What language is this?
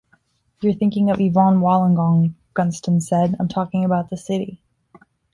English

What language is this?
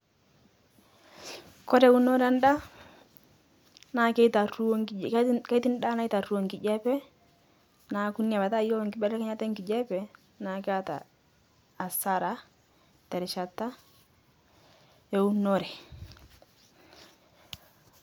Masai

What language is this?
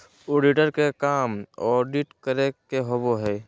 Magahi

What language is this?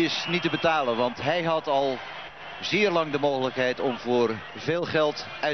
Dutch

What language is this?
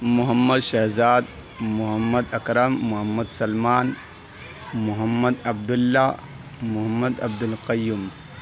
Urdu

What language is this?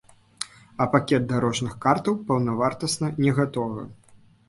Belarusian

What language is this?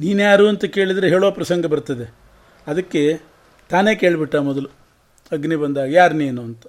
Kannada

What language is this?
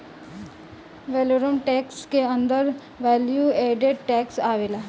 Bhojpuri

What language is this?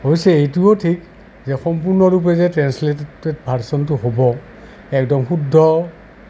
Assamese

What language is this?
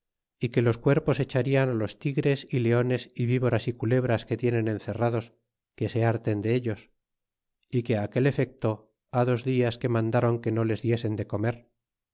Spanish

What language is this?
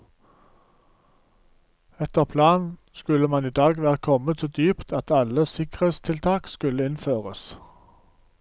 Norwegian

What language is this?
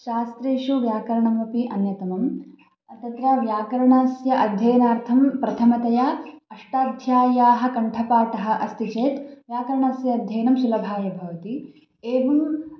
Sanskrit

